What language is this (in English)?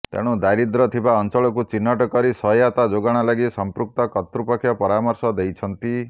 Odia